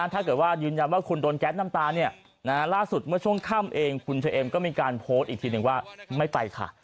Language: Thai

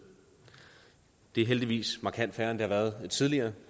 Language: Danish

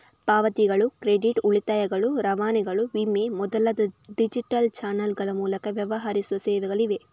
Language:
Kannada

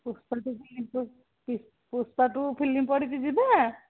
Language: Odia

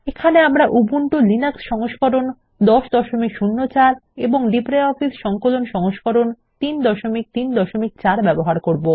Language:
Bangla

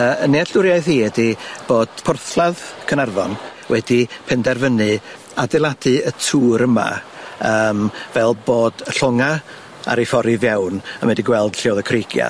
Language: Welsh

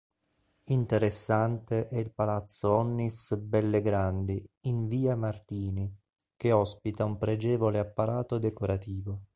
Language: Italian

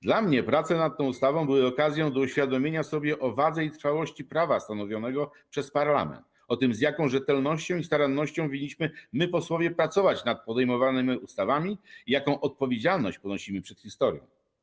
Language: Polish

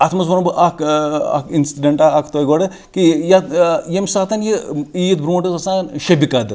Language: Kashmiri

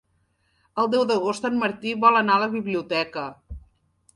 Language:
Catalan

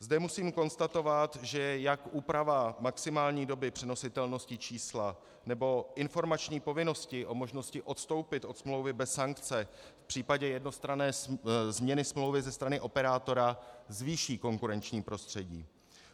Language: Czech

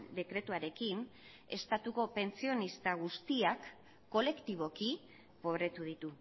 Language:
Basque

